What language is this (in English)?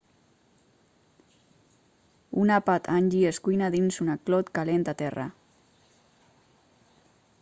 Catalan